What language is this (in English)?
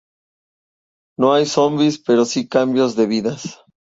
Spanish